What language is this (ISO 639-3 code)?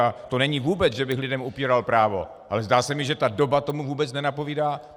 ces